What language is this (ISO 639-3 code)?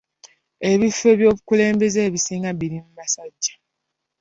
lug